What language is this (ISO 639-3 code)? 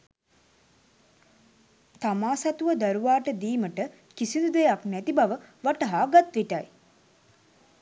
sin